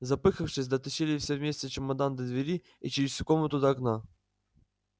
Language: Russian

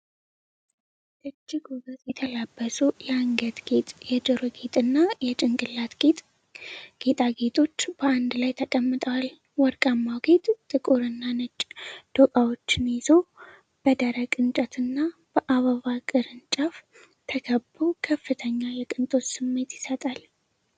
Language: Amharic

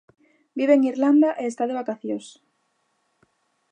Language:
Galician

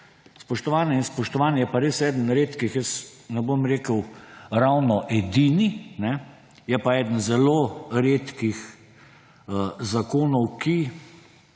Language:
Slovenian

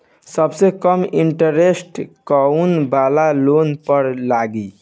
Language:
Bhojpuri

